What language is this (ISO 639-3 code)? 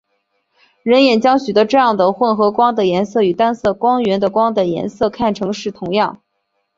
zho